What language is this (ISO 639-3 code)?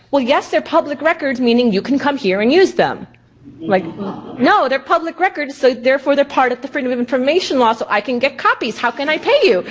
eng